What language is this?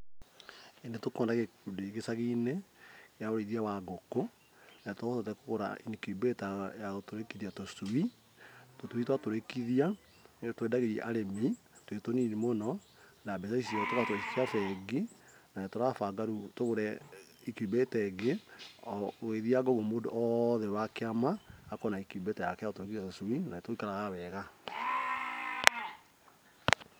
Kikuyu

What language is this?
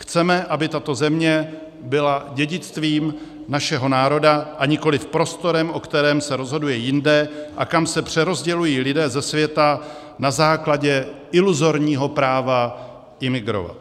Czech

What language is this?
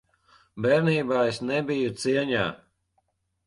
Latvian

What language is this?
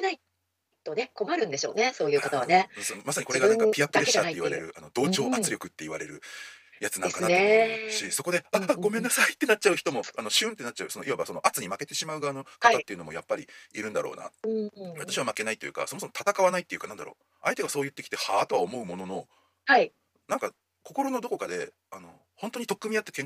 Japanese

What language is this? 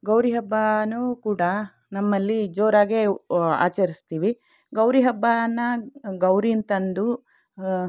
Kannada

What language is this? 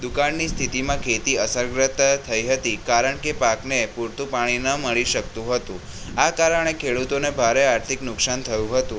Gujarati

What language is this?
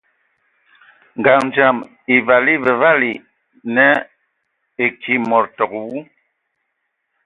Ewondo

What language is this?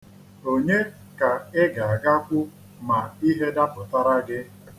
Igbo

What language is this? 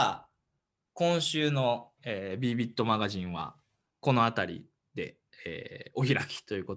Japanese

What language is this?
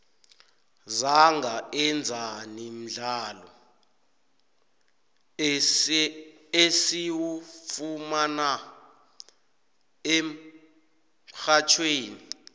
South Ndebele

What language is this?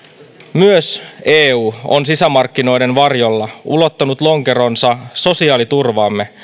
Finnish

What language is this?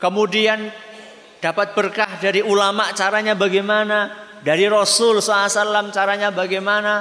Indonesian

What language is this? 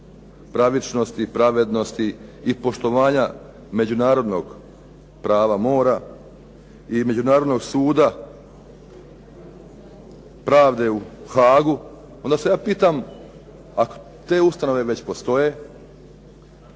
Croatian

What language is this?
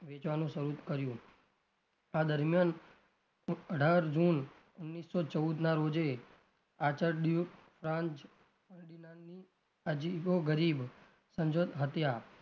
Gujarati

